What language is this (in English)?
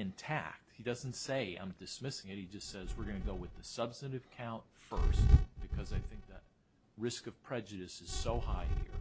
English